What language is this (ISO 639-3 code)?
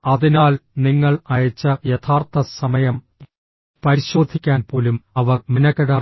mal